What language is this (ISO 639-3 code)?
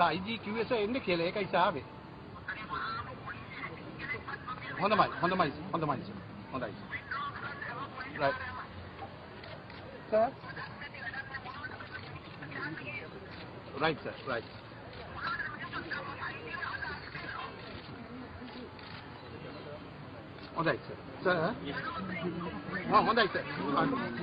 ara